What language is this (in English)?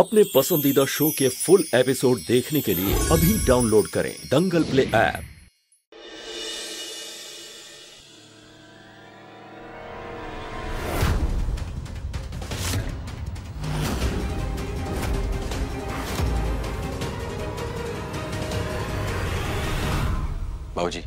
Hindi